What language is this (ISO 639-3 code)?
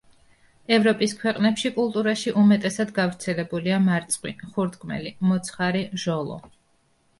kat